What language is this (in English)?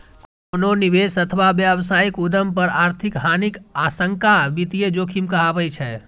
Maithili